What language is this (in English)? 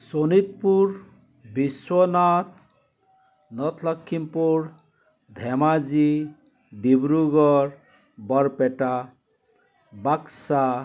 Assamese